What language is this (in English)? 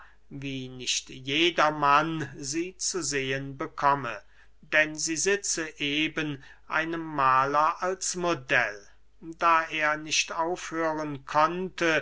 German